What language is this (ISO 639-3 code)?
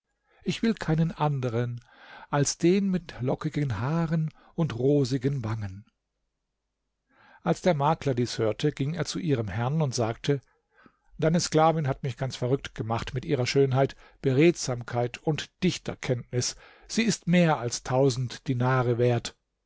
deu